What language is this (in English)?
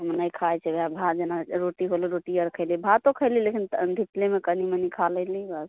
Maithili